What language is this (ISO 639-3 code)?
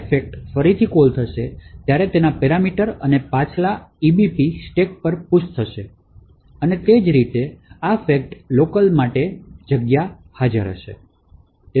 guj